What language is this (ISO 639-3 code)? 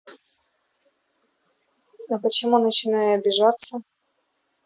rus